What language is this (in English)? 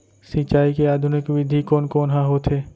Chhattisgarhi